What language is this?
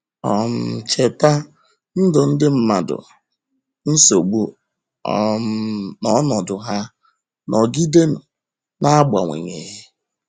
Igbo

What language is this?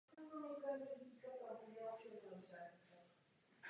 Czech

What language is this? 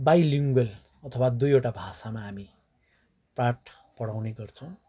Nepali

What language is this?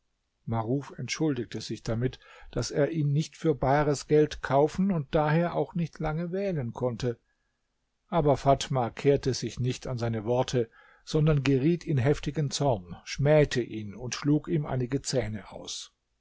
German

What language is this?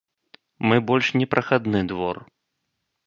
Belarusian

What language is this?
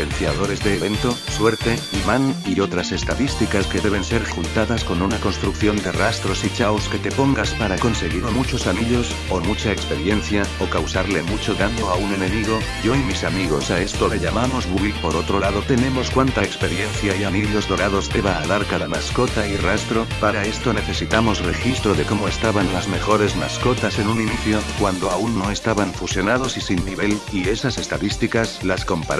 Spanish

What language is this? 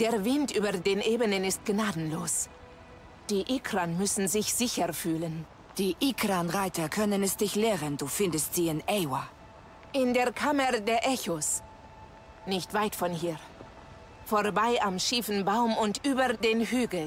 German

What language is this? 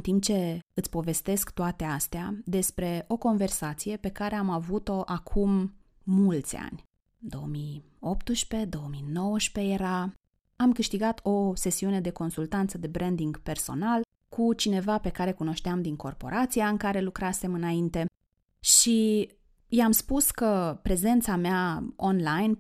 Romanian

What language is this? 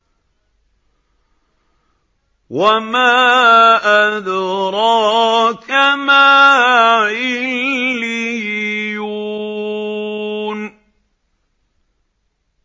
Arabic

